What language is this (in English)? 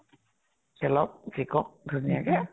Assamese